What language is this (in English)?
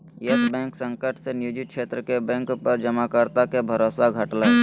Magahi